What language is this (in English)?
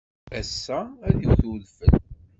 Kabyle